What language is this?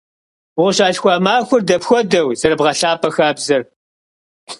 Kabardian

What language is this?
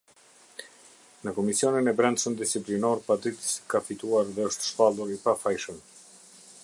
Albanian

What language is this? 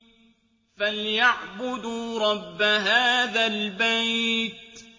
Arabic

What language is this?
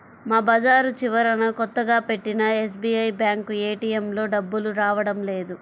Telugu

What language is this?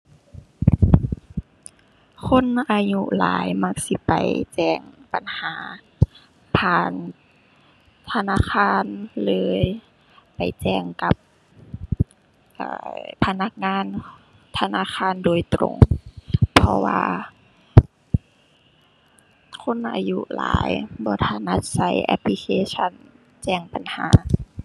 Thai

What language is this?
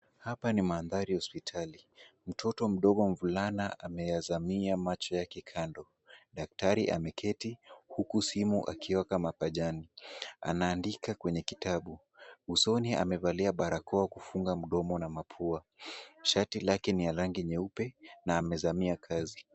Swahili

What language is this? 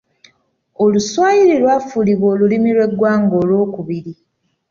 Ganda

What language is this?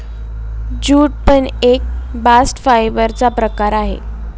Marathi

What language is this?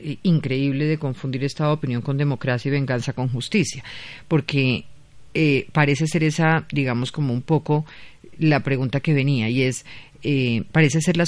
Spanish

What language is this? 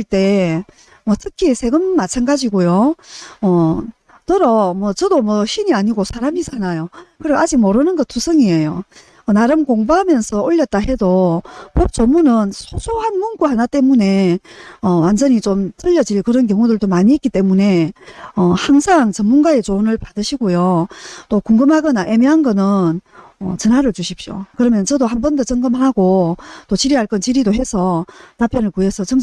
Korean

